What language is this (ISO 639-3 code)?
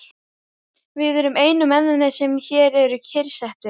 isl